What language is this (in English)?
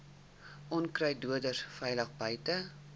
Afrikaans